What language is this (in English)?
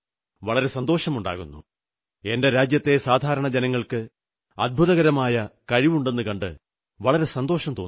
Malayalam